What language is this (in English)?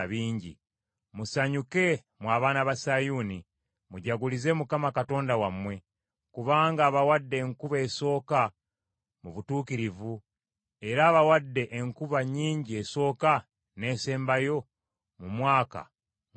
Ganda